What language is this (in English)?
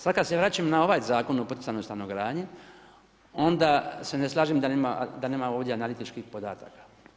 Croatian